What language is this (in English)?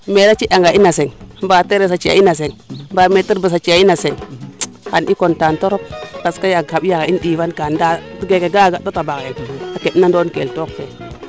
Serer